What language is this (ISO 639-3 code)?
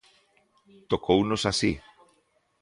glg